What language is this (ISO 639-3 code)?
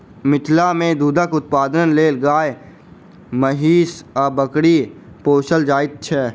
mai